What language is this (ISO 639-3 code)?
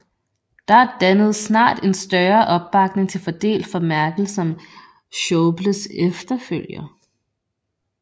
dan